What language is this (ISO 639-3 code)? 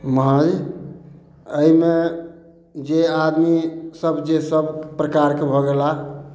mai